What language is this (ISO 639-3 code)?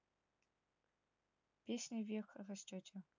rus